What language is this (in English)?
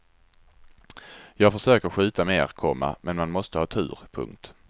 Swedish